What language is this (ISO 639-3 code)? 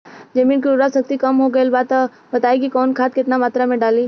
bho